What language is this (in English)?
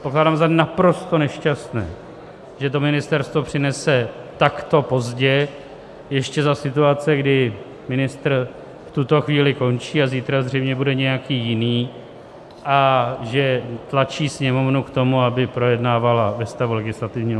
Czech